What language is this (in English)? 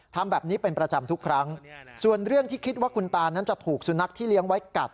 Thai